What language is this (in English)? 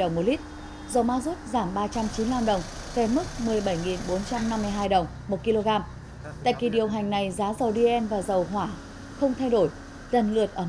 Vietnamese